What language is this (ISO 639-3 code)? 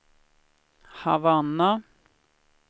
swe